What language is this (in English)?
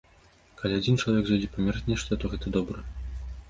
Belarusian